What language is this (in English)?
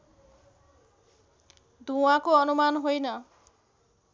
Nepali